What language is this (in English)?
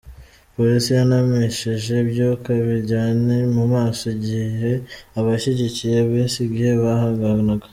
Kinyarwanda